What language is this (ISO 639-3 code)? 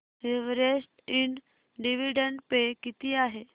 mar